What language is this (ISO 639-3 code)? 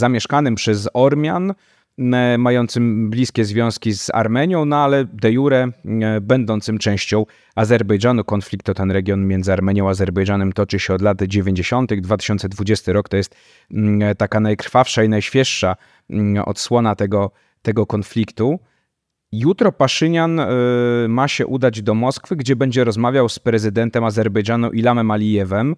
pol